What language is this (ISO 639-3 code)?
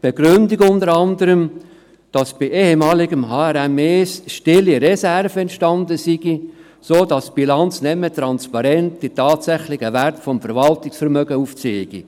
gsw